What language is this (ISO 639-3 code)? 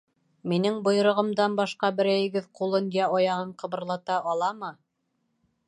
bak